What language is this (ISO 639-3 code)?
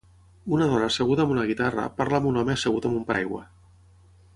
cat